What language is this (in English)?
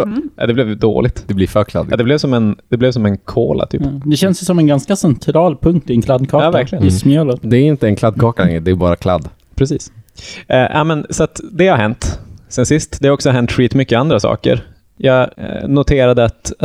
Swedish